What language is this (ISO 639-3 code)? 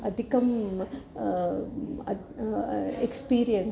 san